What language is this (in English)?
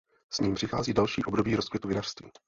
Czech